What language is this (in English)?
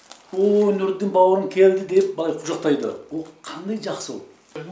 Kazakh